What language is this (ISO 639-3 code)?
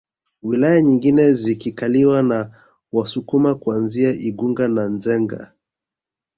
swa